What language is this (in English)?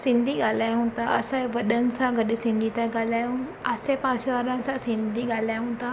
Sindhi